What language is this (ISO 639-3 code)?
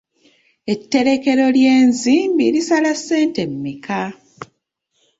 lug